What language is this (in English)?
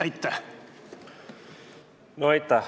Estonian